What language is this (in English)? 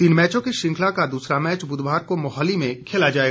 Hindi